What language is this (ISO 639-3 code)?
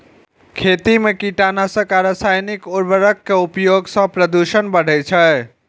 mai